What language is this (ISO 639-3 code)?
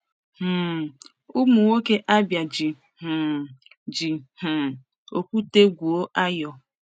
ibo